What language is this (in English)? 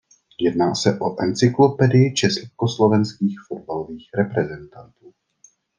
Czech